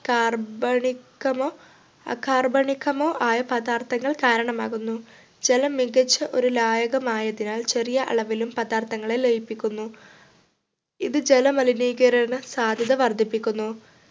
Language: Malayalam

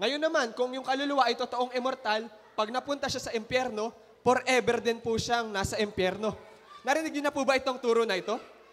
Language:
Filipino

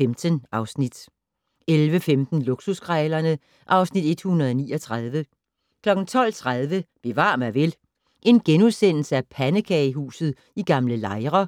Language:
Danish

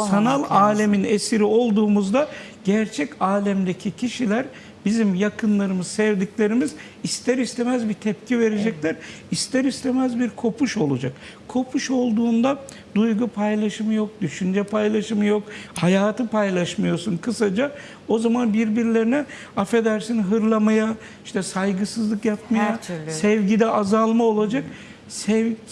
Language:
Turkish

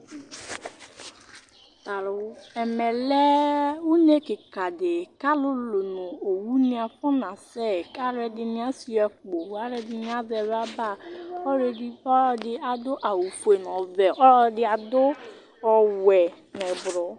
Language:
Ikposo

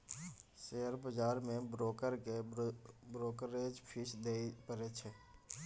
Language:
Maithili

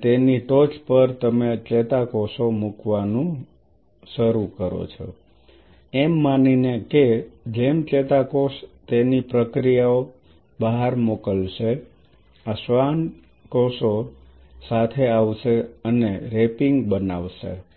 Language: Gujarati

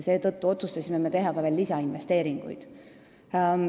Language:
Estonian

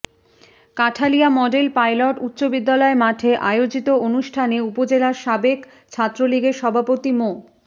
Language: Bangla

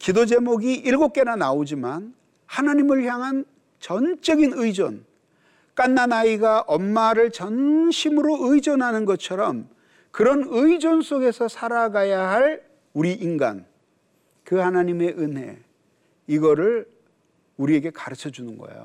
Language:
Korean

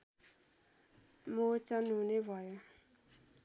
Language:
Nepali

